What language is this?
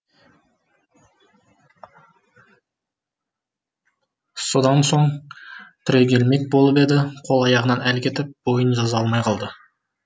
Kazakh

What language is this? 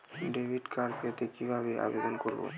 Bangla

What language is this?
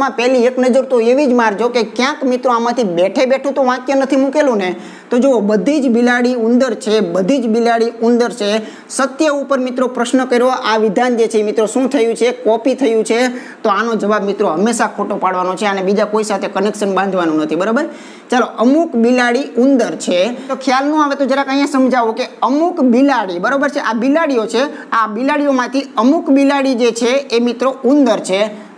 Indonesian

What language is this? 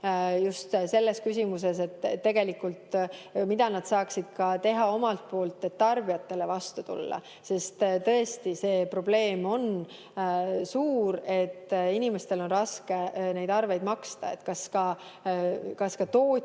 Estonian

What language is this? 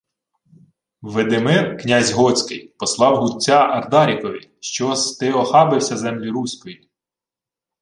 Ukrainian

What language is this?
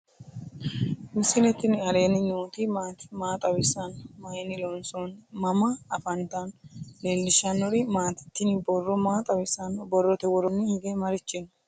Sidamo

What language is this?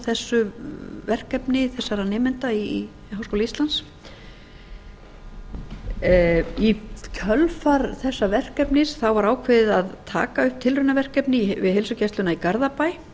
Icelandic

